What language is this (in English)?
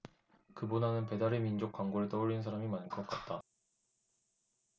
Korean